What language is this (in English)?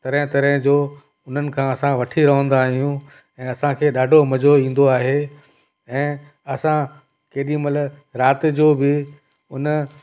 Sindhi